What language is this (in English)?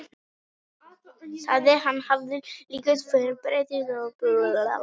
Icelandic